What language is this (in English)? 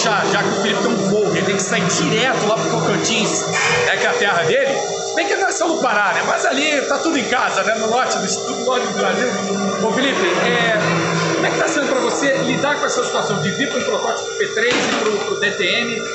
Portuguese